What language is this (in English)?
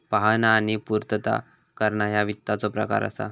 Marathi